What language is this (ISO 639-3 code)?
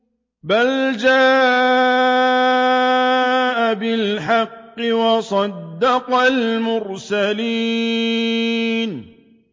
ara